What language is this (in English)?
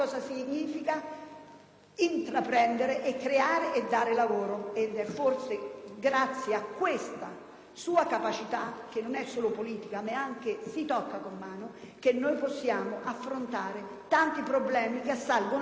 Italian